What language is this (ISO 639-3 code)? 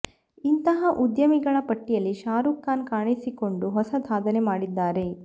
kan